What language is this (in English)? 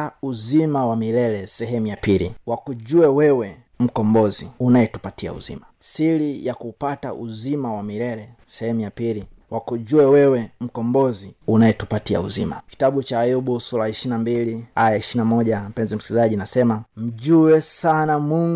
Swahili